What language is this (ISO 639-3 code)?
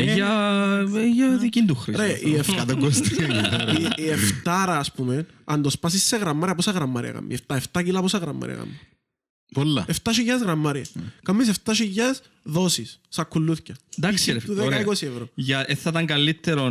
ell